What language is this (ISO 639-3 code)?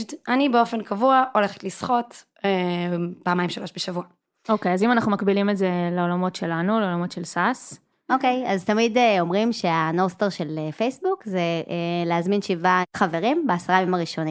heb